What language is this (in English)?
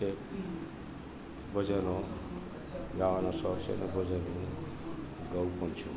Gujarati